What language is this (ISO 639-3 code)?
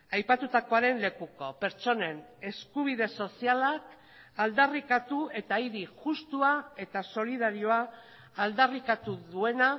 eus